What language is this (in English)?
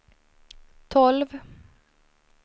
Swedish